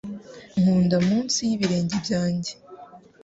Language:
Kinyarwanda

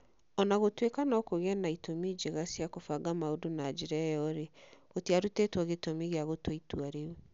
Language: Kikuyu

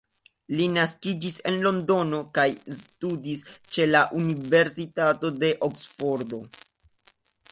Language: Esperanto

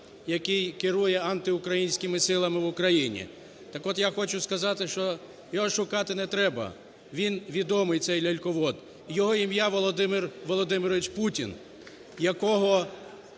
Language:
Ukrainian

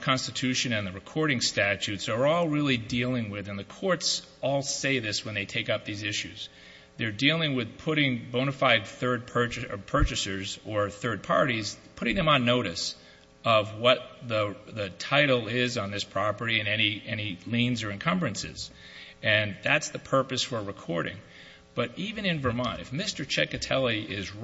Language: English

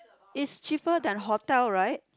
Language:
English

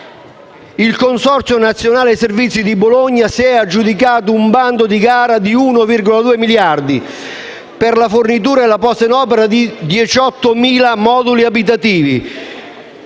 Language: Italian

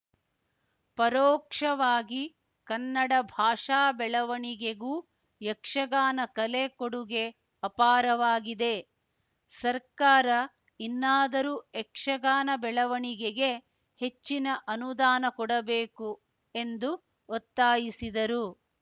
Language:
Kannada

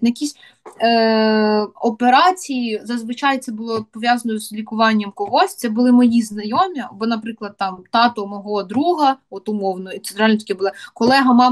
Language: Ukrainian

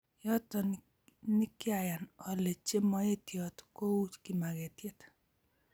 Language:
Kalenjin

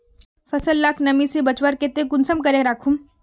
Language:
Magahi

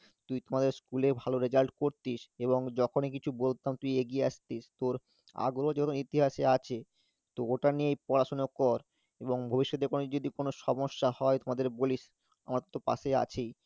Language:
Bangla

